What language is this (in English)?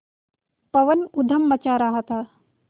Hindi